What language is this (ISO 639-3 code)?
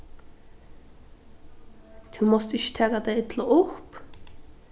fao